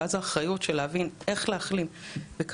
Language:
Hebrew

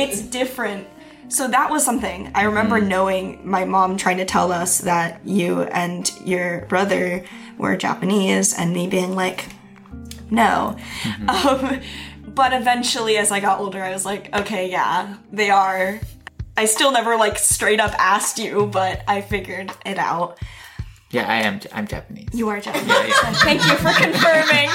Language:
English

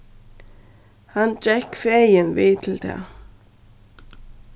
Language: Faroese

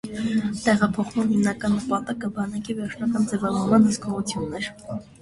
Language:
Armenian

